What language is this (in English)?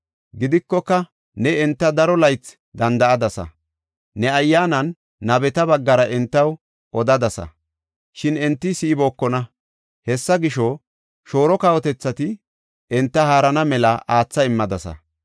Gofa